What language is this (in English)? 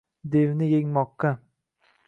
Uzbek